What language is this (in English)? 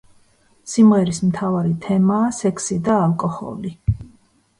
Georgian